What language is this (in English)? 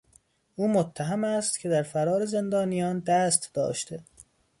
Persian